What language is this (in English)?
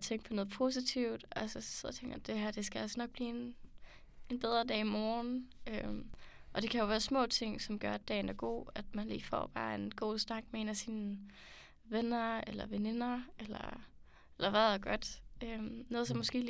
Danish